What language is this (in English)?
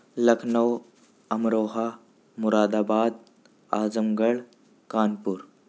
Urdu